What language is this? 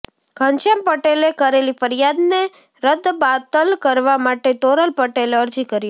Gujarati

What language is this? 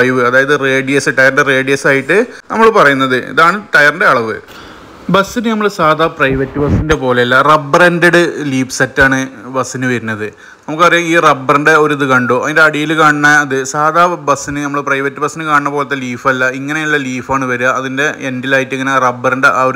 Malayalam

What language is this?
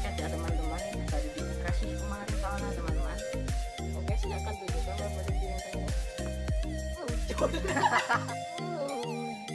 Indonesian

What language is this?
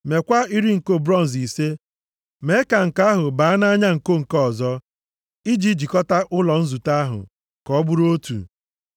Igbo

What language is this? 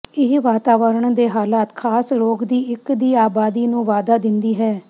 Punjabi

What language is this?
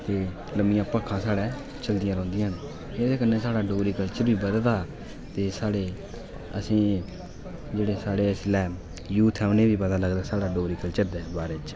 Dogri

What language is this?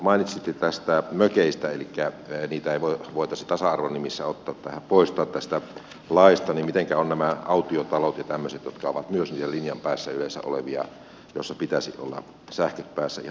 Finnish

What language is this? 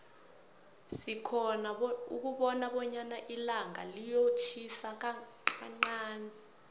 South Ndebele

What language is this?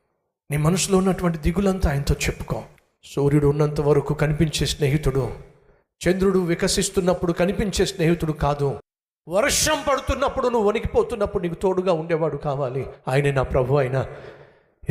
Telugu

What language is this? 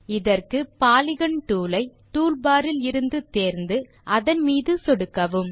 Tamil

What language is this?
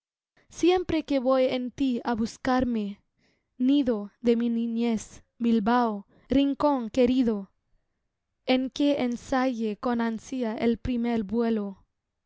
Spanish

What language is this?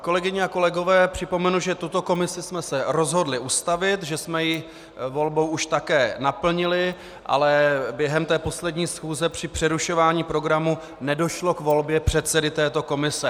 Czech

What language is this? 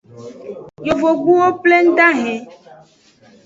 Aja (Benin)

